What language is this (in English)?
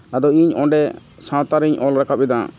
Santali